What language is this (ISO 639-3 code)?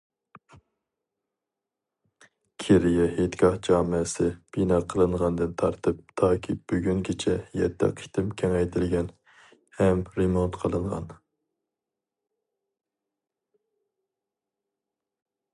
uig